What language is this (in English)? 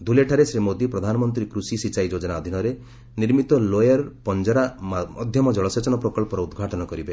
Odia